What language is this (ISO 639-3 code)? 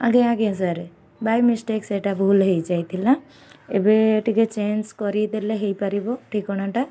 ori